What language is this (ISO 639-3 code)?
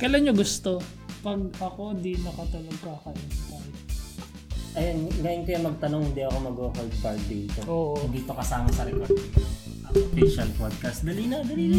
fil